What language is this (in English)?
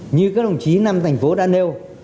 Vietnamese